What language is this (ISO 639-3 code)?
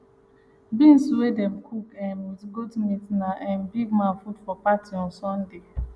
pcm